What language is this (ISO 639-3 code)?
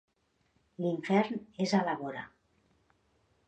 cat